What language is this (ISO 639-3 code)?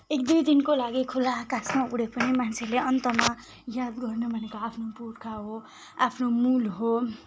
nep